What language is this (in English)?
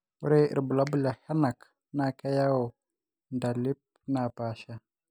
Masai